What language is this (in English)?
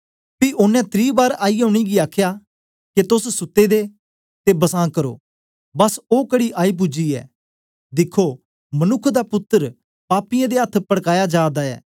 Dogri